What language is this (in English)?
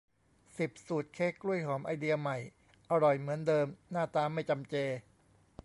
Thai